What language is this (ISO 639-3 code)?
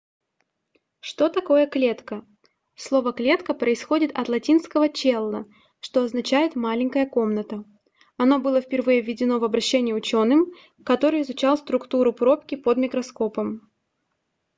rus